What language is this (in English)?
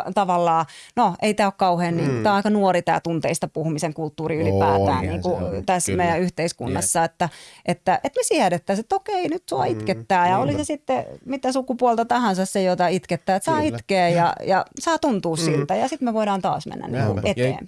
Finnish